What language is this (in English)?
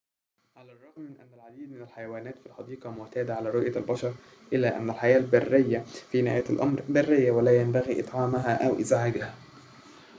Arabic